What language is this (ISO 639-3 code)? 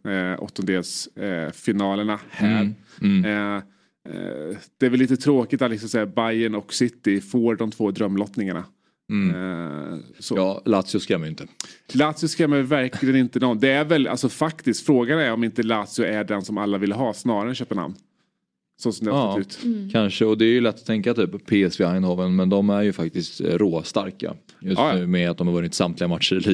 swe